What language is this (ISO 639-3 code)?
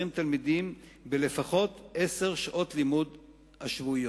heb